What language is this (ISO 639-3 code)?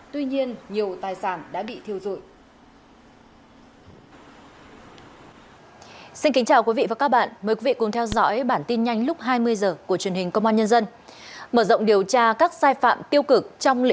vie